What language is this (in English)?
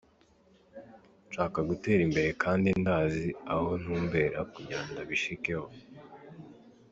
Kinyarwanda